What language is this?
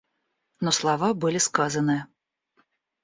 Russian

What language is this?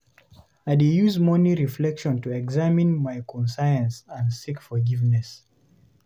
Nigerian Pidgin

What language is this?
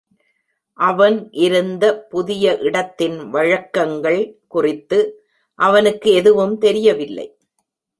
Tamil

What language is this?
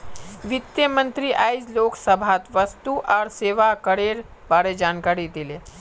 Magahi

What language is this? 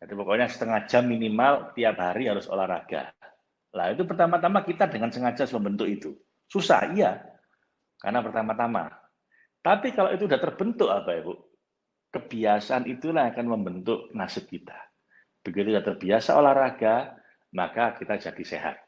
Indonesian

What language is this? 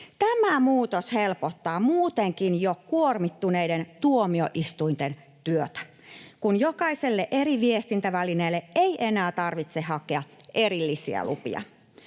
Finnish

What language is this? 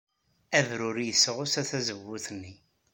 Kabyle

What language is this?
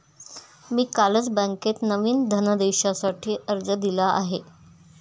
Marathi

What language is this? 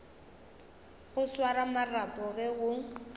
Northern Sotho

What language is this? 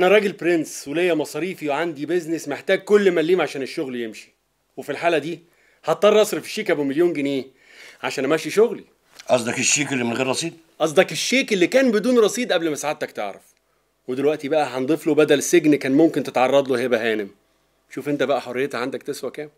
Arabic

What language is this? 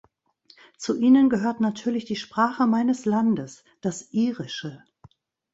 German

